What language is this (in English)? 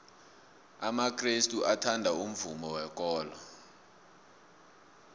South Ndebele